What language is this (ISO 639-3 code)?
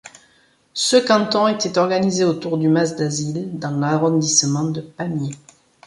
fra